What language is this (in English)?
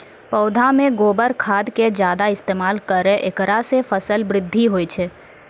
Maithili